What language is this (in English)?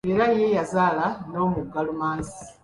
Ganda